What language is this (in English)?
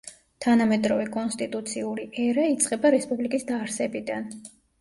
Georgian